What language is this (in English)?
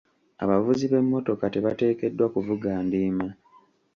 Ganda